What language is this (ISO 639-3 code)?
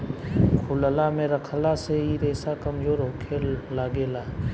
bho